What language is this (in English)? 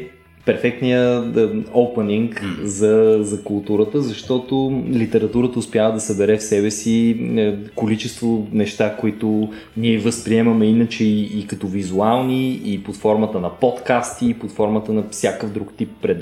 Bulgarian